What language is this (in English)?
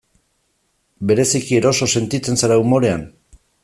Basque